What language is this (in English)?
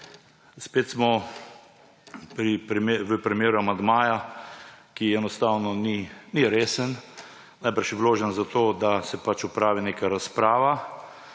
Slovenian